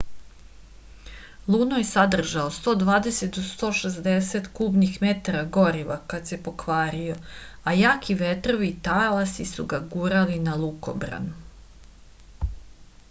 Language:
Serbian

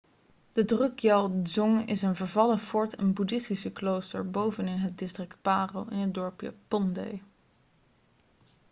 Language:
Dutch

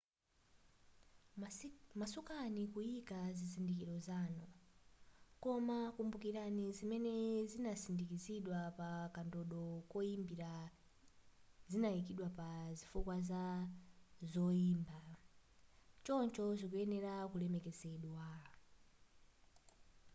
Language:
Nyanja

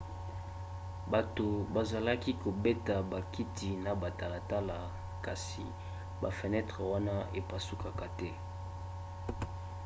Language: Lingala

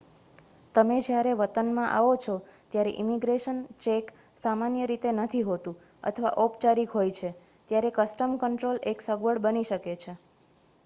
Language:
Gujarati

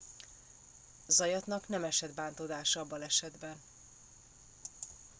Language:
Hungarian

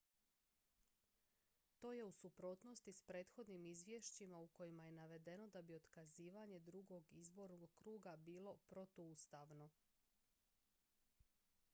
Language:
Croatian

